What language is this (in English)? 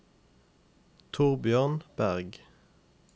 Norwegian